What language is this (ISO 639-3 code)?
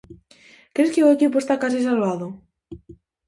glg